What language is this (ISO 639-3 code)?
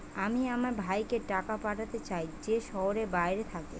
ben